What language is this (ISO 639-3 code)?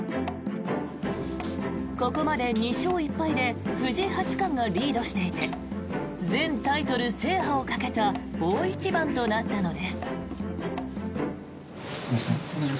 jpn